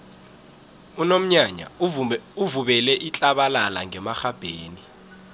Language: South Ndebele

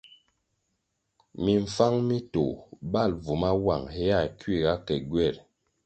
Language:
Kwasio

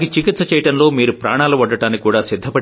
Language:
Telugu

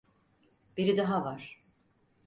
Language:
Turkish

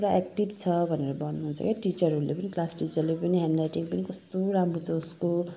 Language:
Nepali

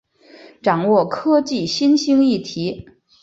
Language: Chinese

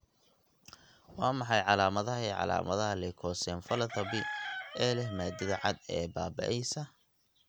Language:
Somali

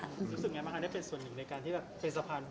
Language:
Thai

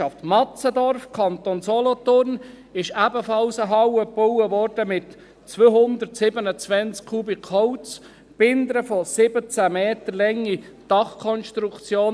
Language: Swiss German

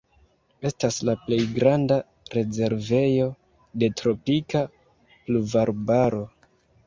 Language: Esperanto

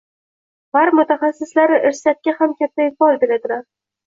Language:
Uzbek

